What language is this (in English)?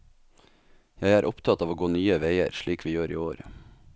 Norwegian